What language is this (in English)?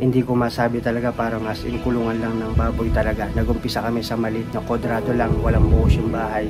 Filipino